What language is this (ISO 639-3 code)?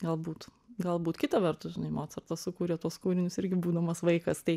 lit